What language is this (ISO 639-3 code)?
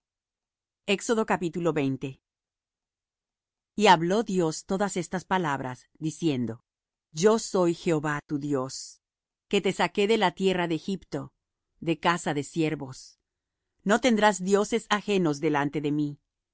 spa